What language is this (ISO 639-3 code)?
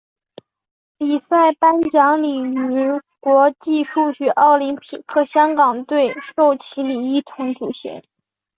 zho